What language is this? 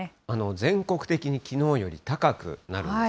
Japanese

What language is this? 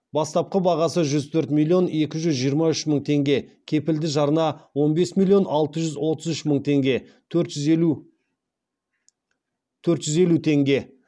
Kazakh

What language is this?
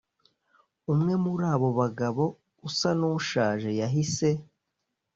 Kinyarwanda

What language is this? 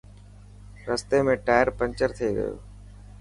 Dhatki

